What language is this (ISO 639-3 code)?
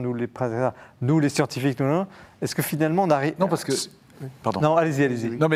fra